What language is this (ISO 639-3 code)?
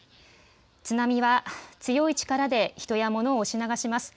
jpn